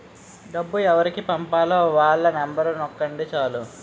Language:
Telugu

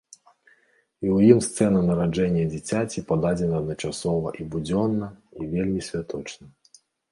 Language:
Belarusian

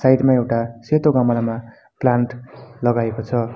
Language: Nepali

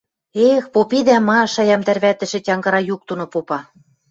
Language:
Western Mari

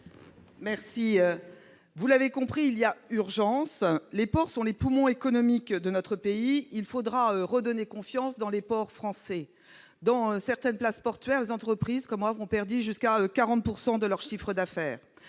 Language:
French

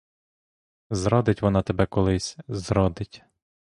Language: Ukrainian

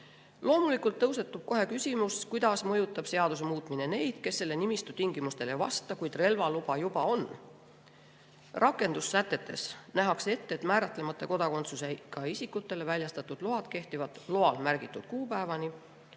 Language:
Estonian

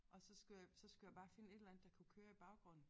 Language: Danish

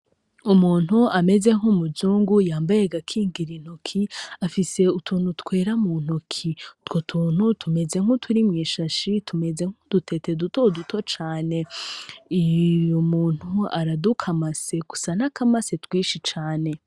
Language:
Rundi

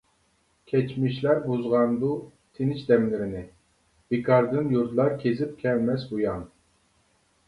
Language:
Uyghur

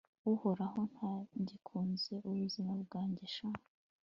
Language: Kinyarwanda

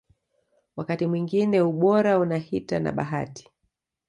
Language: Swahili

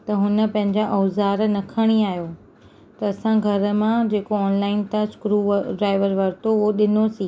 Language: Sindhi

